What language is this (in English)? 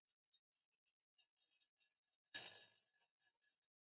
Icelandic